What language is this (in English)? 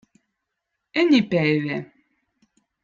Votic